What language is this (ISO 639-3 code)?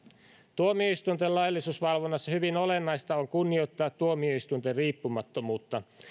fin